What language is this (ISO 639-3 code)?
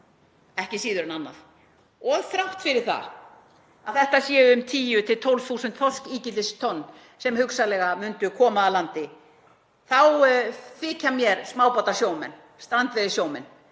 isl